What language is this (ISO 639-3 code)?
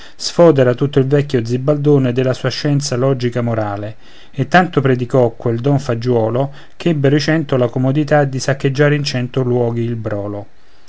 ita